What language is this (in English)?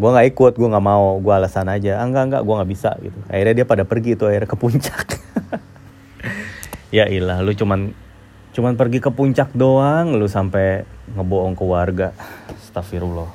Indonesian